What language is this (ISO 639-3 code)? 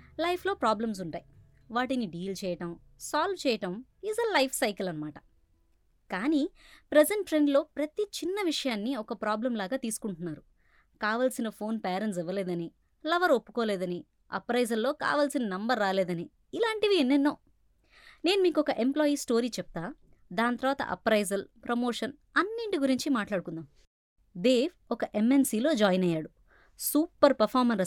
tel